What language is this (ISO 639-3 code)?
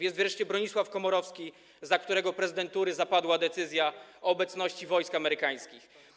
pol